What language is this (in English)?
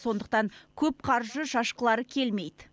Kazakh